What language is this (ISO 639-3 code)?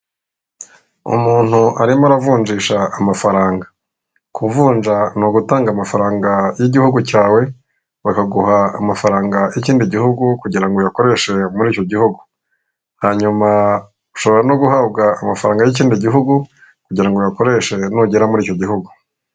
kin